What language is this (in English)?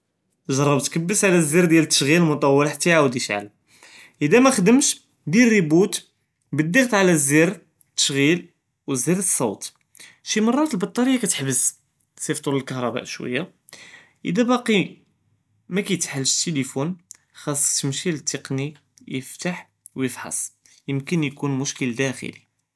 Judeo-Arabic